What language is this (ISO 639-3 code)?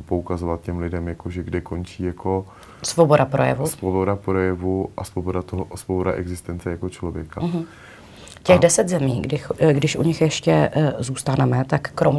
ces